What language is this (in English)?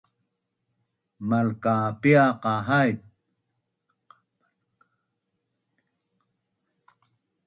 Bunun